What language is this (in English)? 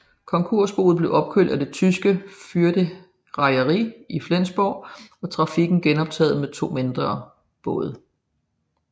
Danish